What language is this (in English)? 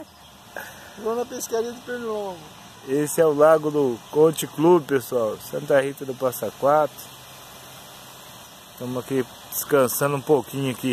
Portuguese